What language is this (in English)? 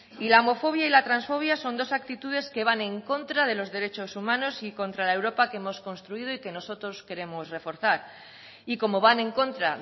Spanish